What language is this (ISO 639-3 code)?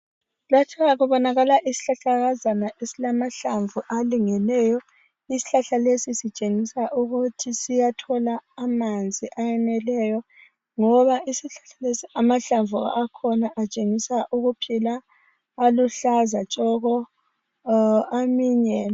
nde